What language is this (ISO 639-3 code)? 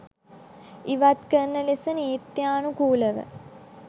sin